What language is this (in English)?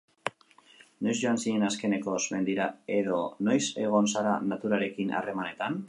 Basque